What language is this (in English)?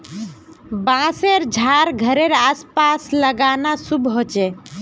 Magahi